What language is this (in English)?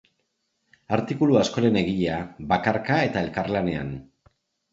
Basque